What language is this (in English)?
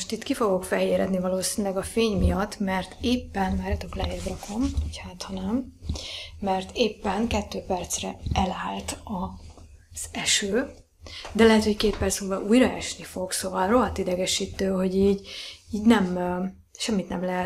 Hungarian